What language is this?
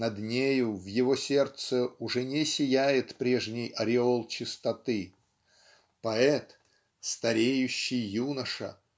Russian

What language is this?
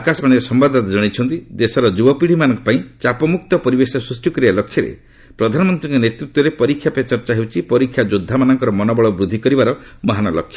Odia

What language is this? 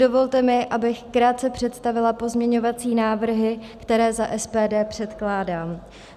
Czech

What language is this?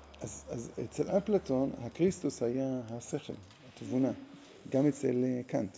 Hebrew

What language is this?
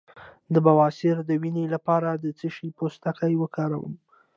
Pashto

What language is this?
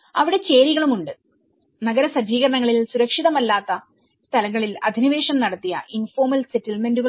Malayalam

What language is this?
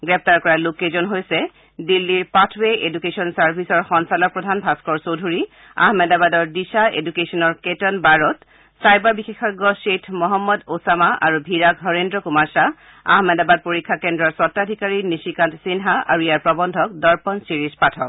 Assamese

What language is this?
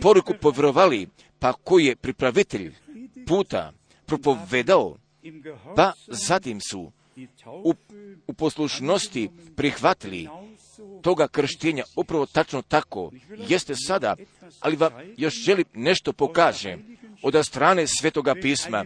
Croatian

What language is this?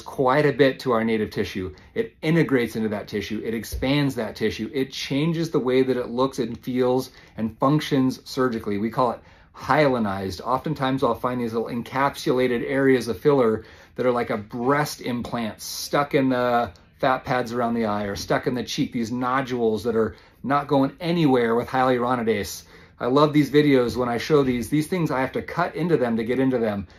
English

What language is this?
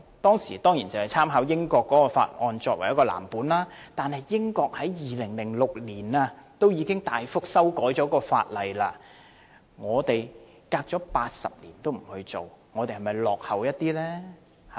Cantonese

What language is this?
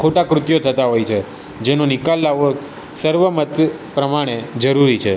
Gujarati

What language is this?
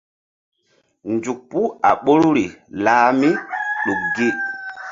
Mbum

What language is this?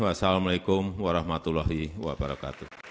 Indonesian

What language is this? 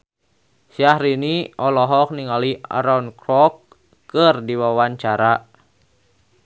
Sundanese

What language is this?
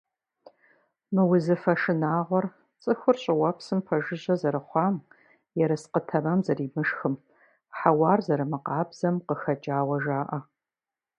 Kabardian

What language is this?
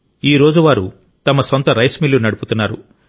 Telugu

